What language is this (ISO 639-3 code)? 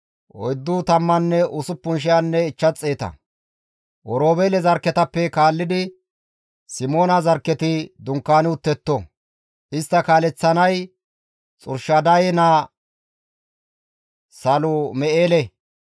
gmv